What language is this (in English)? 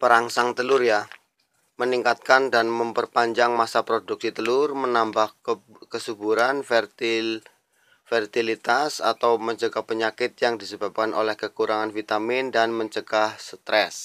Indonesian